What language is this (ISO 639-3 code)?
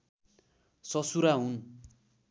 nep